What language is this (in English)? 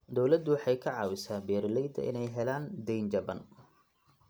Somali